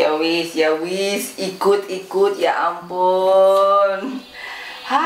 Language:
Indonesian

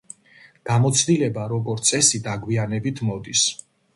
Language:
Georgian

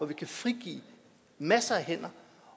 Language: Danish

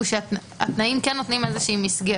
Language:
Hebrew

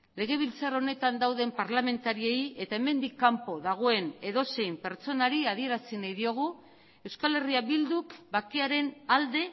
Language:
Basque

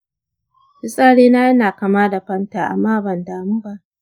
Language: Hausa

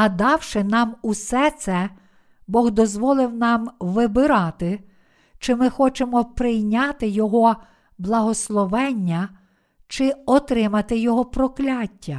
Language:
Ukrainian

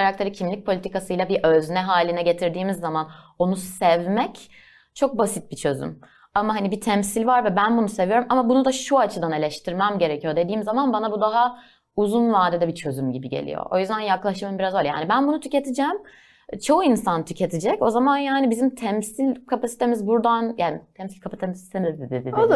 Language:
Turkish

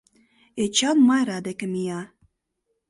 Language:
Mari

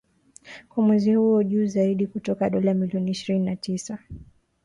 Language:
Swahili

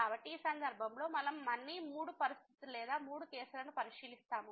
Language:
Telugu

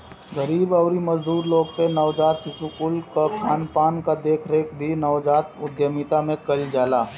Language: Bhojpuri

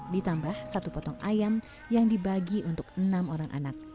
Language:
Indonesian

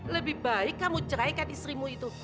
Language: Indonesian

